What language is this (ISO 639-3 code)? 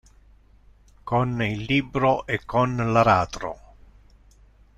ita